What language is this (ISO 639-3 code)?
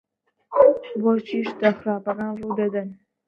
ckb